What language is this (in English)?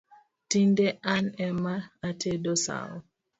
Luo (Kenya and Tanzania)